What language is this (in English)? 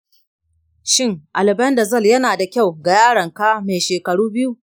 Hausa